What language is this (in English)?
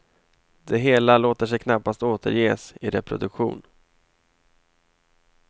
Swedish